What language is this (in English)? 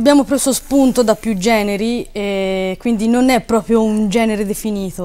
Italian